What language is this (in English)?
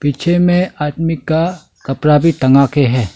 Hindi